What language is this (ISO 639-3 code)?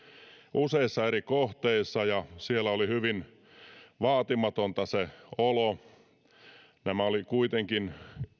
fin